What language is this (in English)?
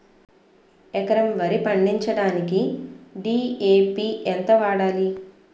Telugu